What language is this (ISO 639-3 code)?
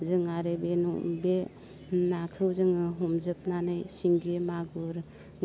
brx